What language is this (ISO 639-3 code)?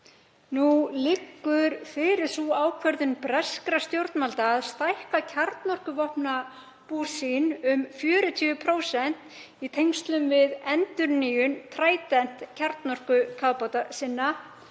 isl